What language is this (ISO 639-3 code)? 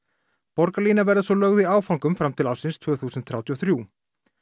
isl